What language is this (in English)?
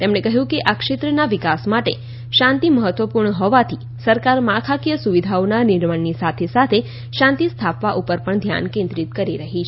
Gujarati